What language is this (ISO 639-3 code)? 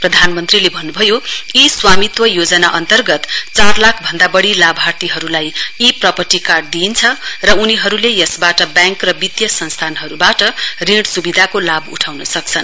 nep